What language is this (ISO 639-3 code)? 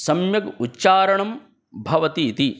san